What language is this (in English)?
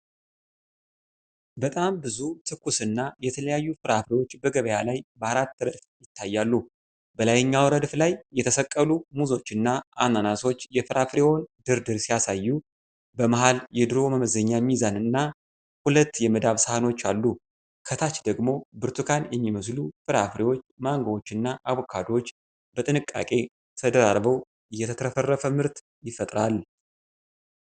Amharic